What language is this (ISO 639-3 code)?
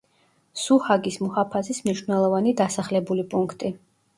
kat